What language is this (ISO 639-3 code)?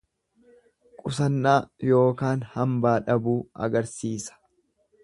orm